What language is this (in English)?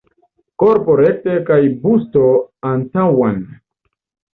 Esperanto